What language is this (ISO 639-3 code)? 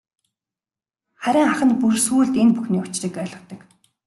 mon